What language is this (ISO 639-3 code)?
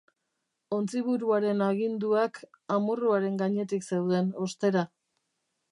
eus